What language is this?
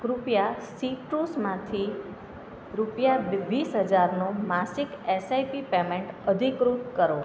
Gujarati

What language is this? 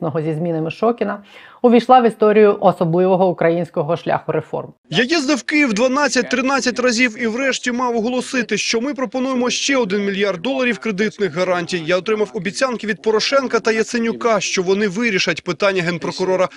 Ukrainian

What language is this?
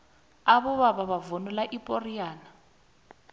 South Ndebele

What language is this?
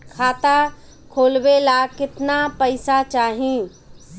Bhojpuri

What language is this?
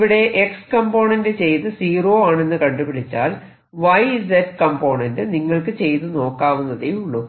Malayalam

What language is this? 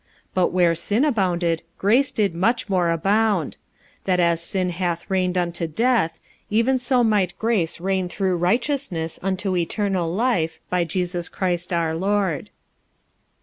English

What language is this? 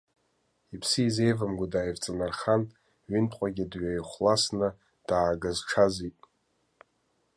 Abkhazian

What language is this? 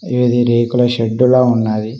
Telugu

